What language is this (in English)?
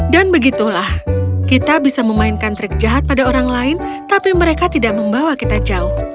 Indonesian